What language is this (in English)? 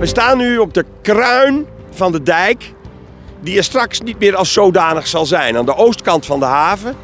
Dutch